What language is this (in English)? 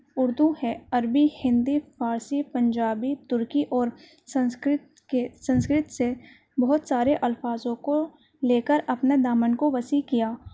Urdu